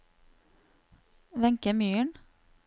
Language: Norwegian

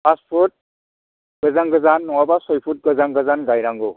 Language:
Bodo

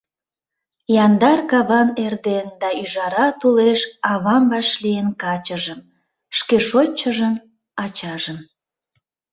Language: Mari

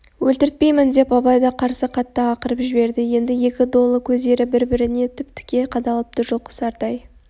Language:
Kazakh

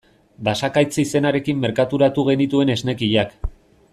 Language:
Basque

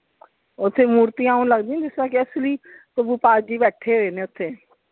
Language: Punjabi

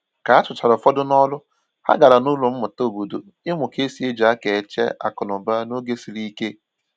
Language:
Igbo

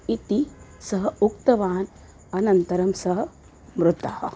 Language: Sanskrit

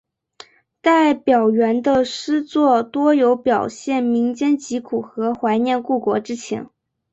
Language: Chinese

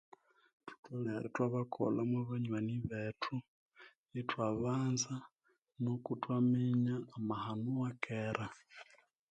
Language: Konzo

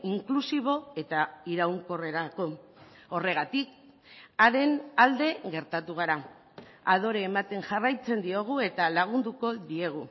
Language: Basque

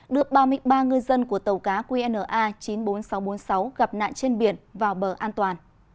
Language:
Vietnamese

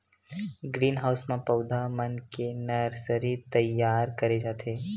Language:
Chhattisgarhi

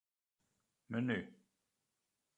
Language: Western Frisian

